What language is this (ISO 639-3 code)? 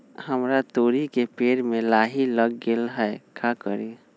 mag